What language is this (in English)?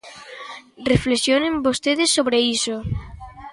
Galician